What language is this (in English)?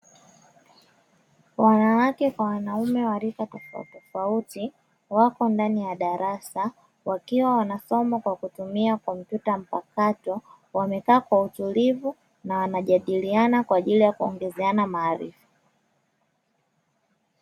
Swahili